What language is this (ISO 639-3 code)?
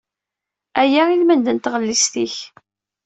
kab